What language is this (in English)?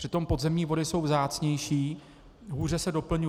Czech